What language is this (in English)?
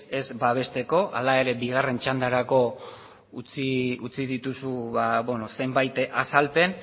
Basque